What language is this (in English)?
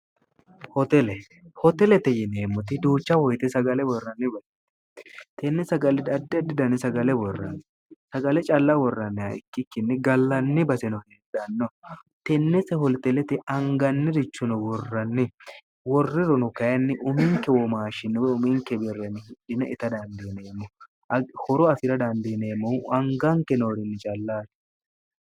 Sidamo